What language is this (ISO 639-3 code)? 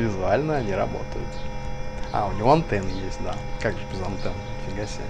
rus